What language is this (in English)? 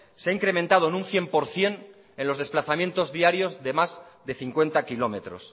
Spanish